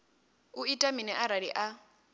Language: Venda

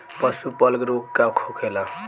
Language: Bhojpuri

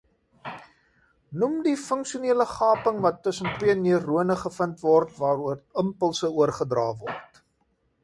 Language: Afrikaans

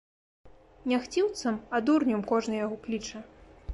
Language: Belarusian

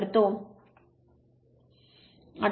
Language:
Marathi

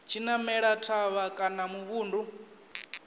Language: Venda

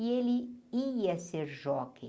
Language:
Portuguese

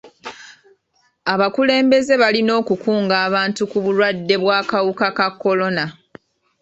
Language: Ganda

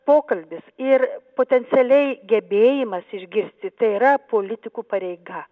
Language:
Lithuanian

